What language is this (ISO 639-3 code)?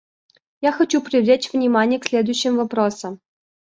rus